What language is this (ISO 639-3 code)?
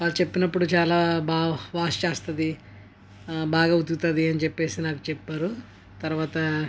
tel